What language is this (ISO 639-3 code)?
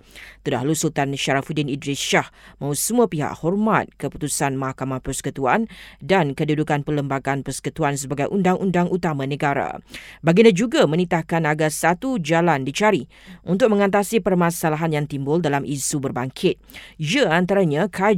msa